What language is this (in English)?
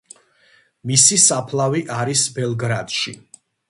Georgian